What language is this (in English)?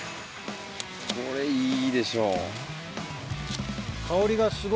Japanese